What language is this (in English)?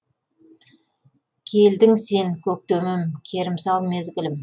Kazakh